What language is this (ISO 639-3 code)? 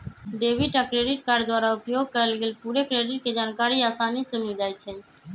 mag